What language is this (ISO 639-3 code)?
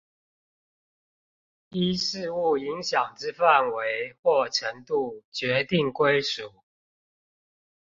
zho